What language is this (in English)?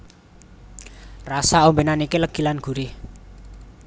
Javanese